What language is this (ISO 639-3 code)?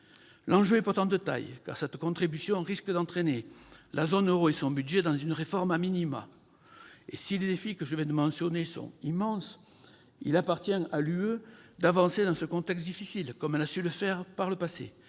fra